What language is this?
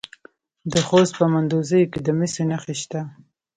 Pashto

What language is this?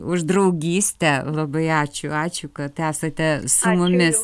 Lithuanian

